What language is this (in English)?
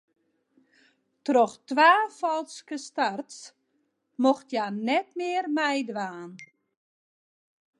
Western Frisian